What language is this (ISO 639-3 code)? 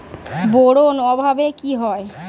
ben